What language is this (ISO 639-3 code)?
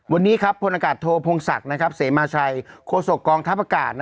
tha